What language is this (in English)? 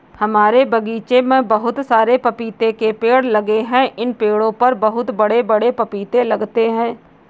Hindi